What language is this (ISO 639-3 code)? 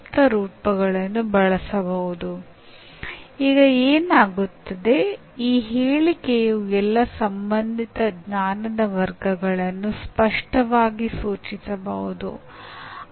kan